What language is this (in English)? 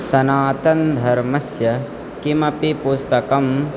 Sanskrit